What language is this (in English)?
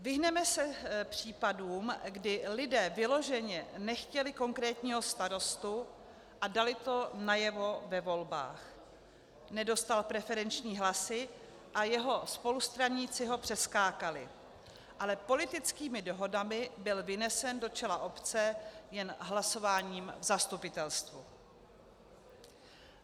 Czech